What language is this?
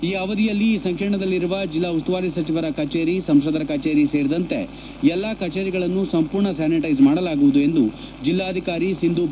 Kannada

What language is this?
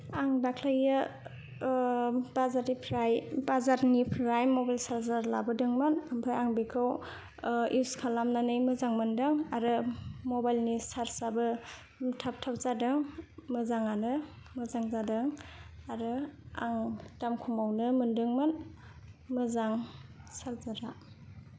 Bodo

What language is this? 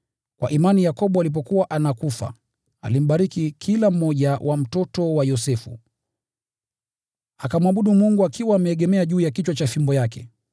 Swahili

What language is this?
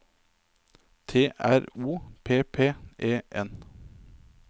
Norwegian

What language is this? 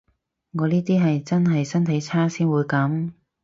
Cantonese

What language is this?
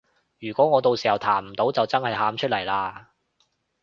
Cantonese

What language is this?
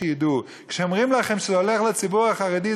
Hebrew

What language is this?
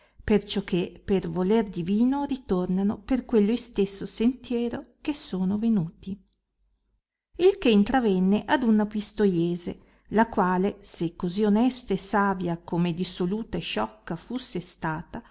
Italian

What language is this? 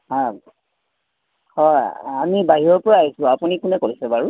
Assamese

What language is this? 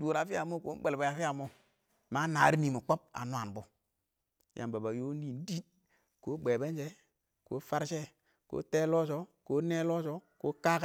Awak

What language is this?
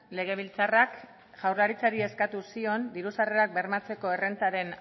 Basque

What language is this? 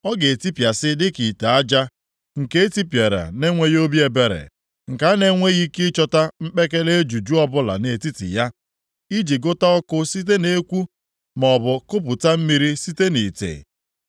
Igbo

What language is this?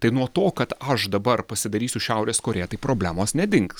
Lithuanian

